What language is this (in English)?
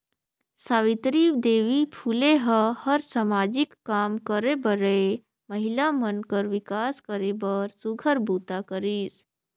Chhattisgarhi